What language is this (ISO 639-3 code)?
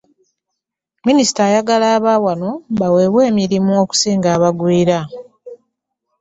lug